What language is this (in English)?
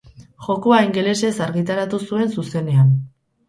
Basque